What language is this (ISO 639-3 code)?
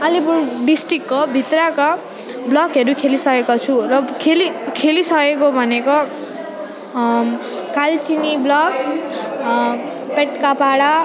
nep